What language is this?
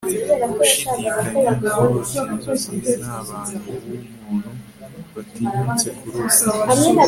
Kinyarwanda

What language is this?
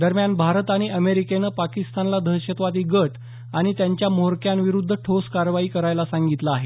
Marathi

